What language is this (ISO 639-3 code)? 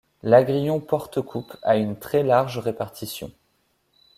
fra